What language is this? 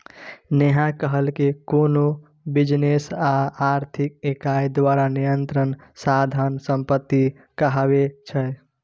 Maithili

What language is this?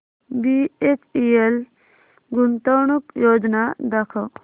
Marathi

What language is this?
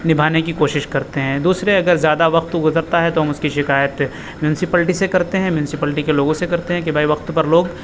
Urdu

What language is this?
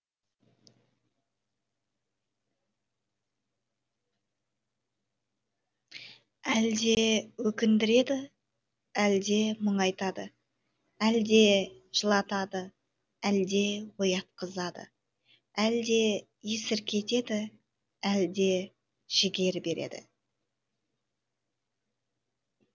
Kazakh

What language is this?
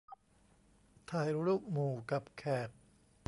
Thai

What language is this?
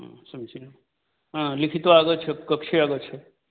Sanskrit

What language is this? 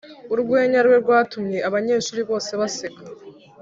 Kinyarwanda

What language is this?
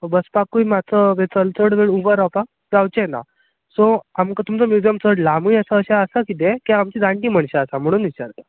Konkani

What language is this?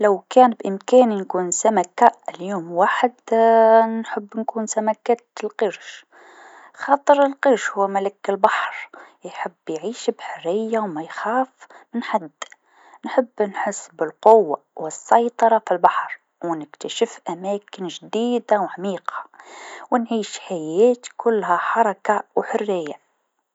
Tunisian Arabic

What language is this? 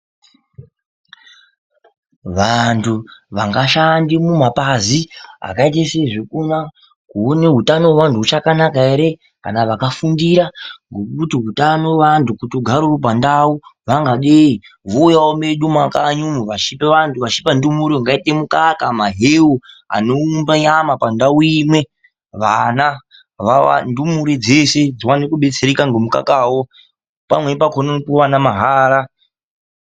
Ndau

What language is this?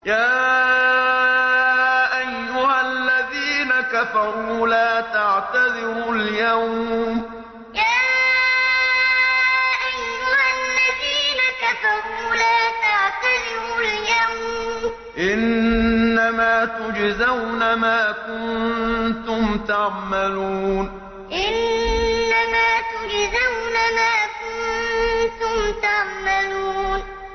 Arabic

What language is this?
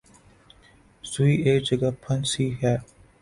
Urdu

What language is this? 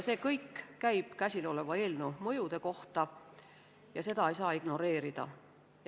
Estonian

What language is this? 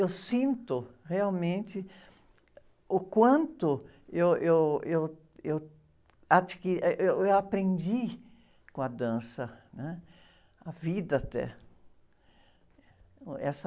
Portuguese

